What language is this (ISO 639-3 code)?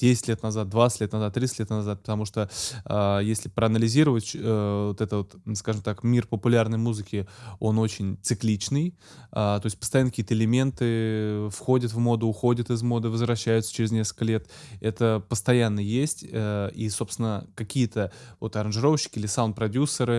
rus